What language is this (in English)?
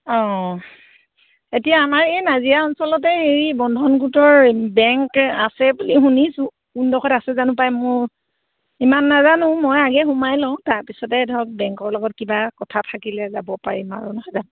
Assamese